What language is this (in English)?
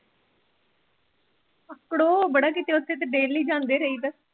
Punjabi